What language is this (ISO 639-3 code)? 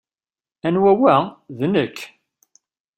kab